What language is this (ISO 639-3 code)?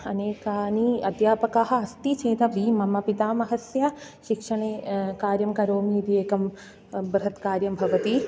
san